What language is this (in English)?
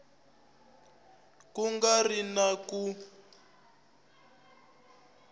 Tsonga